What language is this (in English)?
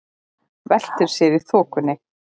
Icelandic